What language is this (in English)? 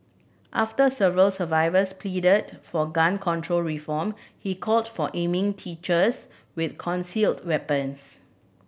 English